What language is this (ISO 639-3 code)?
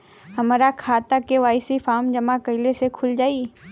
bho